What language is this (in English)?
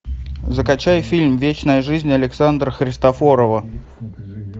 Russian